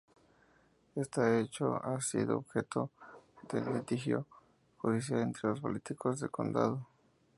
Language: Spanish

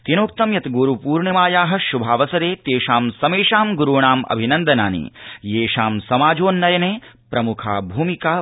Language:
Sanskrit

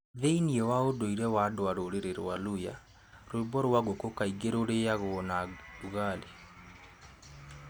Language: Kikuyu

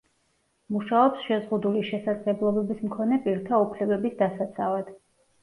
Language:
Georgian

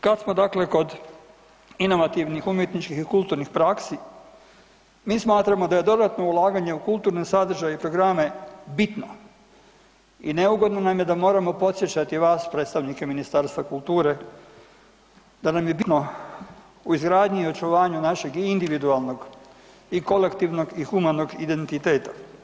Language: Croatian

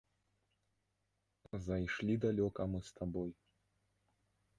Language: Belarusian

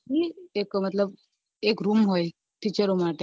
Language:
Gujarati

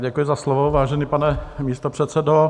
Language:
Czech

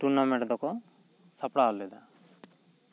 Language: Santali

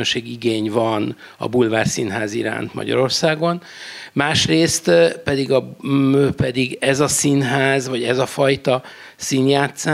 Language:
Hungarian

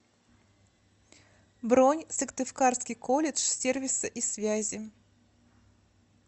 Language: Russian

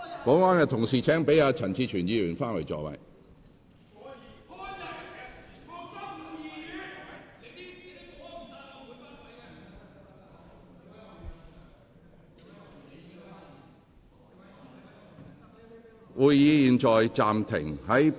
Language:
Cantonese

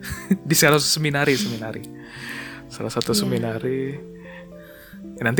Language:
Indonesian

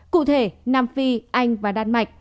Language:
Vietnamese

